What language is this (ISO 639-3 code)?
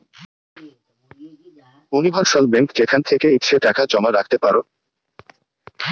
ben